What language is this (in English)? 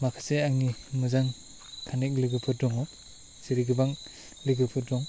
Bodo